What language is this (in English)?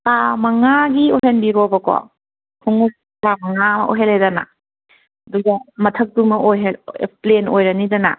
Manipuri